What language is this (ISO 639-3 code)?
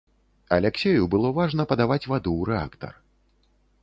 bel